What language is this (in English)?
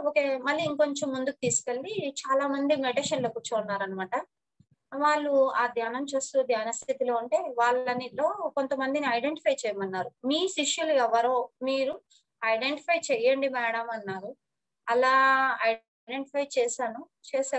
Romanian